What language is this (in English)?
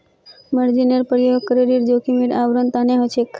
Magahi